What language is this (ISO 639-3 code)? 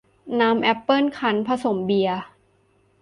tha